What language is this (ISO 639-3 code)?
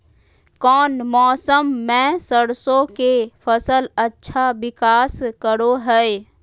mag